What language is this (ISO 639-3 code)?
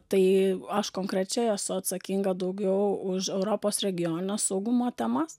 lit